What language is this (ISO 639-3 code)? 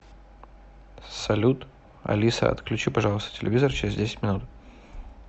rus